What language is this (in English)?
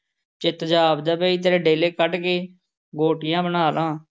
Punjabi